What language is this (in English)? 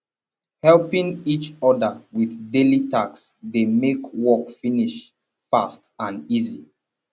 Nigerian Pidgin